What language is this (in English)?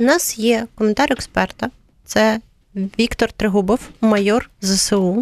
Ukrainian